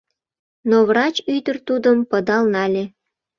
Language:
Mari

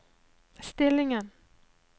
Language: Norwegian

